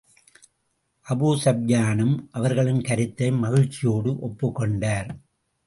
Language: Tamil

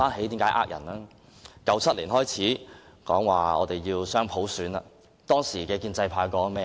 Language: Cantonese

